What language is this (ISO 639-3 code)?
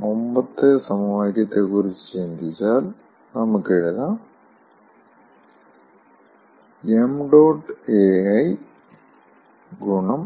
mal